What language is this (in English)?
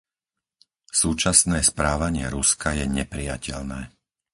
Slovak